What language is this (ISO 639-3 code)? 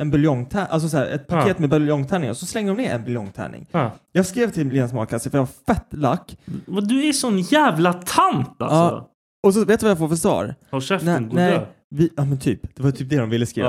swe